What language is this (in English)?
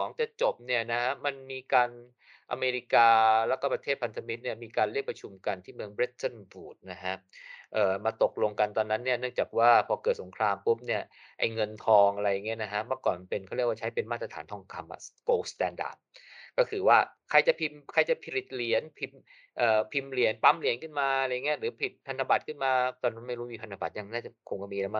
Thai